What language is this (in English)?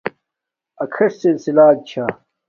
Domaaki